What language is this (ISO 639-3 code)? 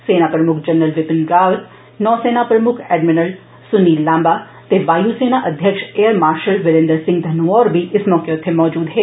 doi